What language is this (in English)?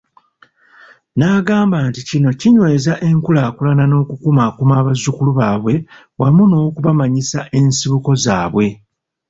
Ganda